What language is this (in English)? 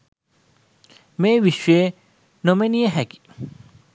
Sinhala